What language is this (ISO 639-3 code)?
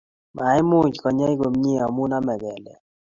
kln